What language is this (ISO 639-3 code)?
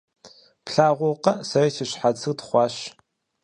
kbd